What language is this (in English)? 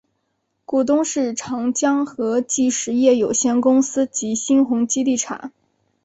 Chinese